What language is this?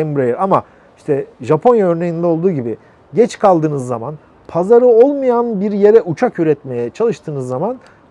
Turkish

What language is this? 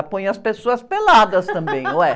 Portuguese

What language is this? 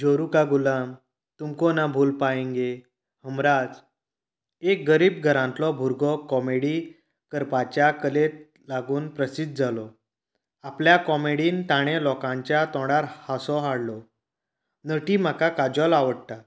Konkani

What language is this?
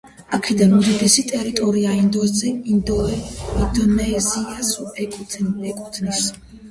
Georgian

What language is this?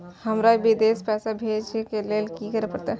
Maithili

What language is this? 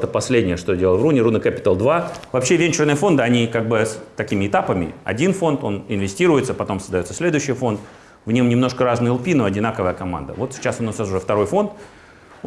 Russian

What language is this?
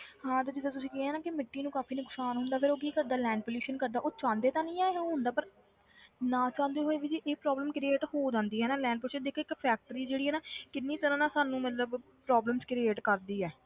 Punjabi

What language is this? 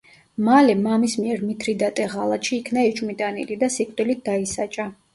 Georgian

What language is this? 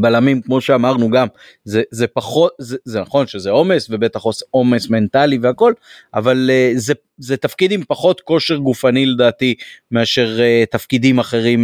Hebrew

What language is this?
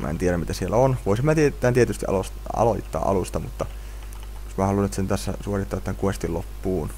Finnish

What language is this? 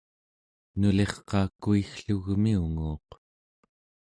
Central Yupik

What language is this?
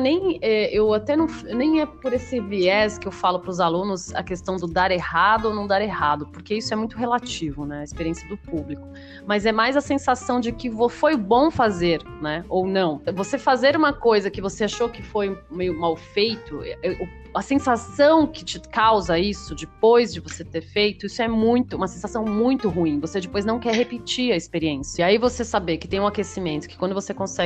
Portuguese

